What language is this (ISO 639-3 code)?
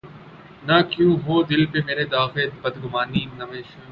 urd